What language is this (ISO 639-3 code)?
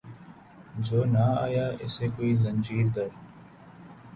urd